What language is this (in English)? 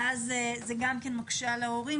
Hebrew